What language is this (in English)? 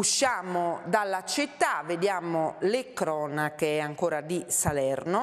Italian